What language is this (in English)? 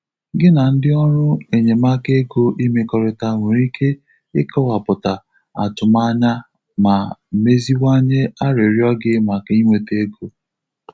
Igbo